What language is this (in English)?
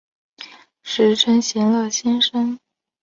Chinese